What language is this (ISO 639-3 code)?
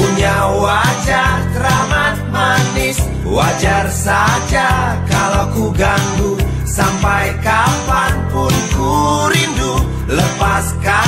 ind